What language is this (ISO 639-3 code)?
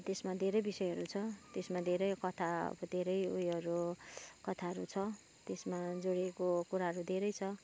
nep